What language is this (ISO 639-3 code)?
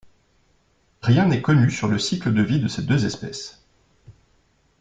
fra